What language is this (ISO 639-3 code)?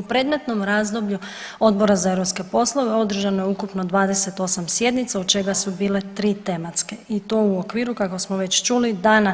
hrv